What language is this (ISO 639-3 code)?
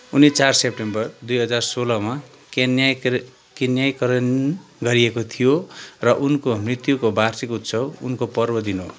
nep